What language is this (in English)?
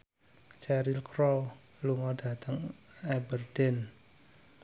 Javanese